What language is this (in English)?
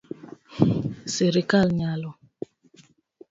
Luo (Kenya and Tanzania)